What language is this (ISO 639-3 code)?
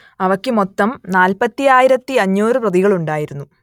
mal